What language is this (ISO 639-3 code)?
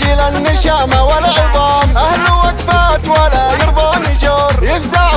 ara